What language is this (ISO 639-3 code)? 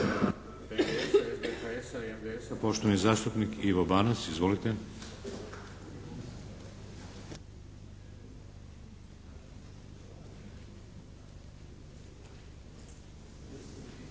hrv